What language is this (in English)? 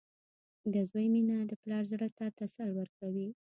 Pashto